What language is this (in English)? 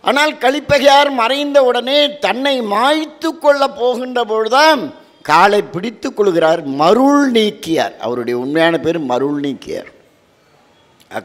Tamil